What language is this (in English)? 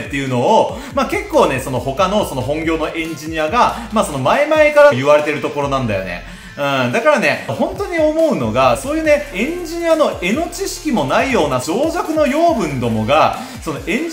Japanese